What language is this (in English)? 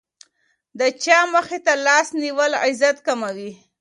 Pashto